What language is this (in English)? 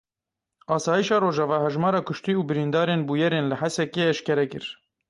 Kurdish